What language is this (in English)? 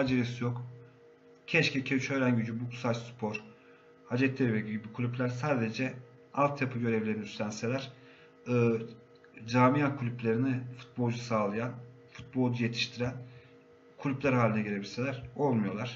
Turkish